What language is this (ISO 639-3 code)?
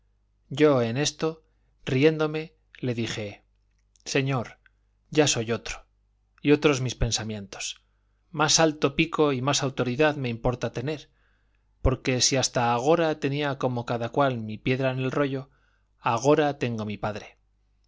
spa